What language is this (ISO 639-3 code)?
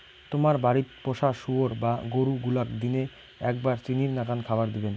ben